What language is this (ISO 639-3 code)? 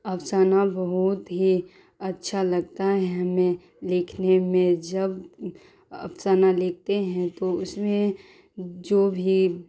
urd